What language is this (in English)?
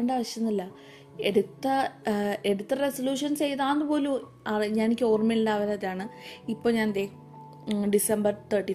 Malayalam